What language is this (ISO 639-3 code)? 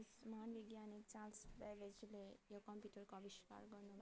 nep